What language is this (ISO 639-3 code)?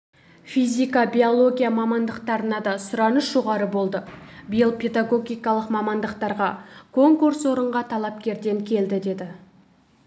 kaz